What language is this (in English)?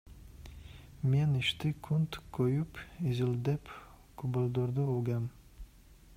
Kyrgyz